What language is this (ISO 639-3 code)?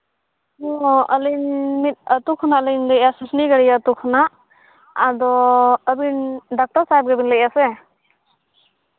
sat